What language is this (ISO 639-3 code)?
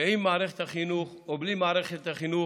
heb